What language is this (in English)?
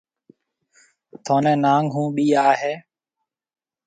Marwari (Pakistan)